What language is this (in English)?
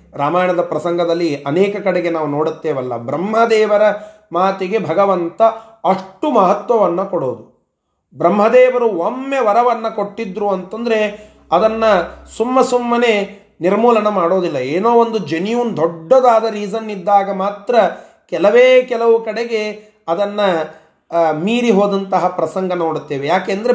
Kannada